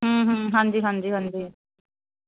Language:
Punjabi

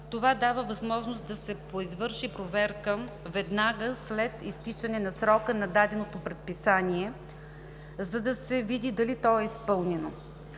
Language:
Bulgarian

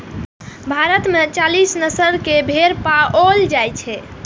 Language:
Maithili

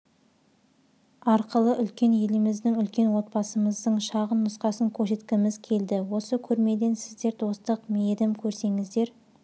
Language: Kazakh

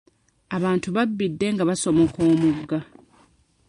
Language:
Ganda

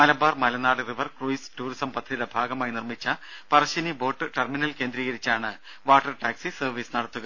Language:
Malayalam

